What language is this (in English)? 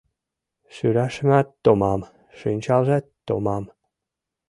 Mari